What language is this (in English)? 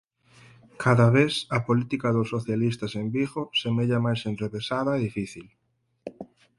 Galician